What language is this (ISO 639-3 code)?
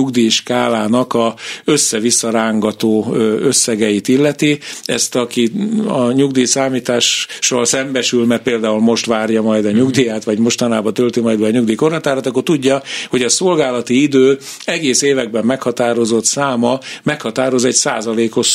hun